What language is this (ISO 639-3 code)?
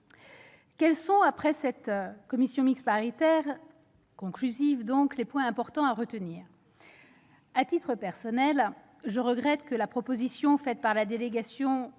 fra